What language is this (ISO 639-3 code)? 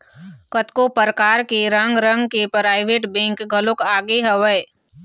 hne